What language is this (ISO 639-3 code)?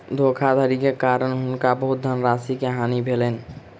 mai